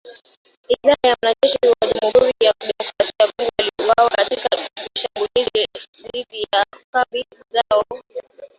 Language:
Swahili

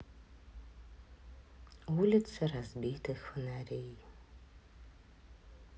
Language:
Russian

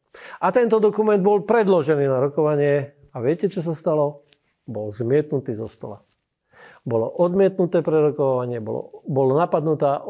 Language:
Slovak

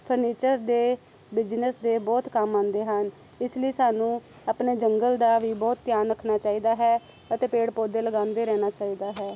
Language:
Punjabi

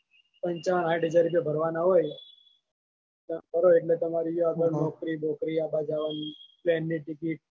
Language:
Gujarati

